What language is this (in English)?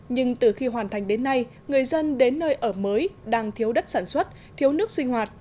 Vietnamese